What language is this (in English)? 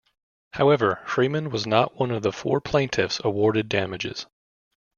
English